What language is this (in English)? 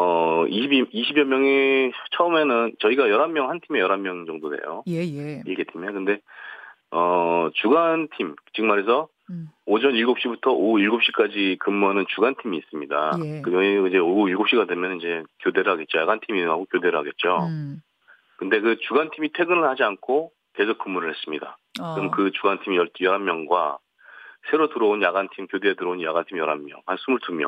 Korean